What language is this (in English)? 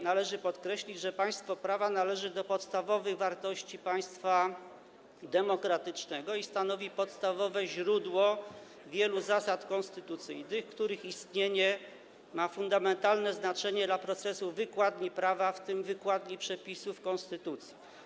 Polish